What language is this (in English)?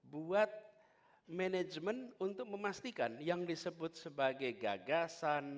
Indonesian